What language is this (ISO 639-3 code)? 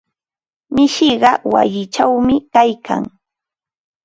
qva